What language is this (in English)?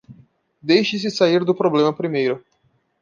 Portuguese